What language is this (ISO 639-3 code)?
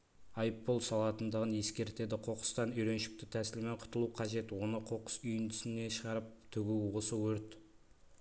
kaz